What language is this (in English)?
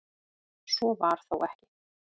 Icelandic